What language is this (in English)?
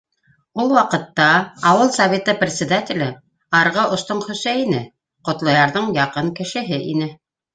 Bashkir